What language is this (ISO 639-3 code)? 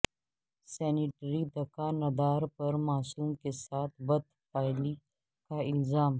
urd